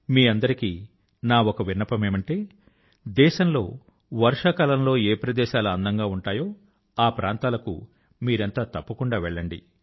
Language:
Telugu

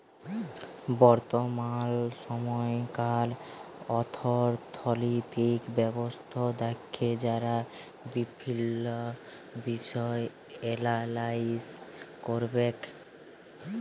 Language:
Bangla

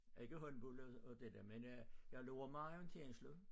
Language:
Danish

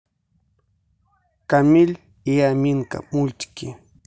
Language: Russian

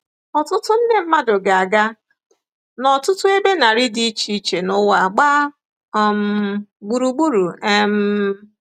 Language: Igbo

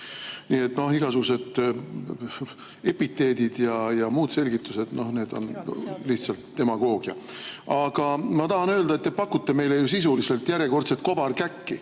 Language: Estonian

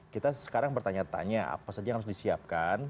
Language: Indonesian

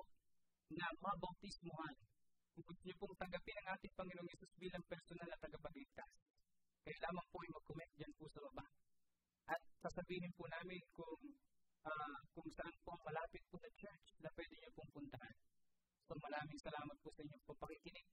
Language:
Filipino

